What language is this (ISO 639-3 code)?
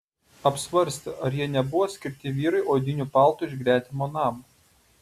lit